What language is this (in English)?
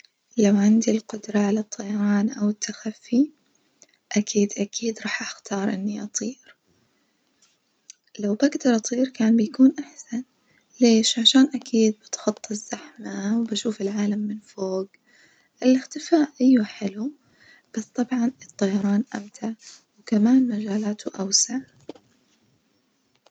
Najdi Arabic